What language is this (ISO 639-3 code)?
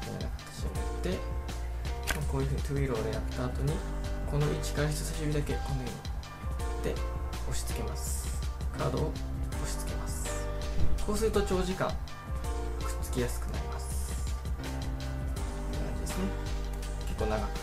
jpn